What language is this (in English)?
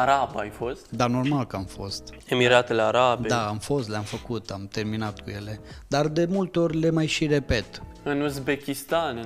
Romanian